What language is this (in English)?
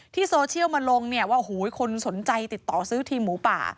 Thai